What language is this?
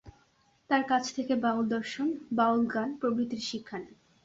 Bangla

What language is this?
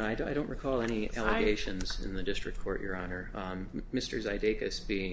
English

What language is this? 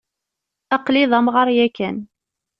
Kabyle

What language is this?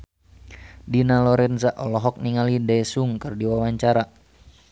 Sundanese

